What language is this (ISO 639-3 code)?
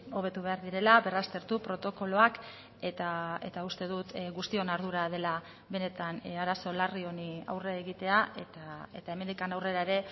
eus